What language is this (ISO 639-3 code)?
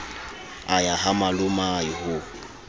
sot